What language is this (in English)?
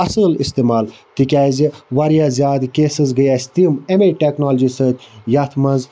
Kashmiri